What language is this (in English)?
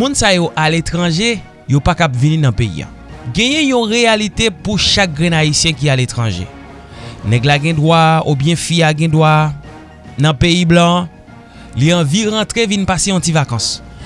French